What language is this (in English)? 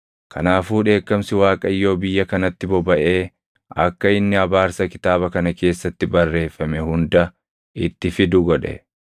Oromo